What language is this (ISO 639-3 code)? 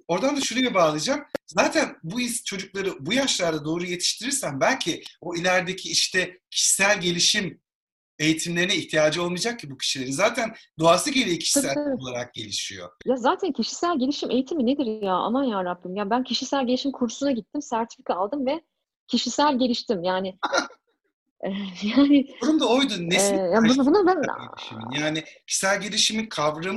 tur